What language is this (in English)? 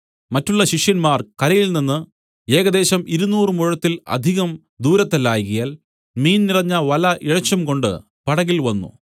Malayalam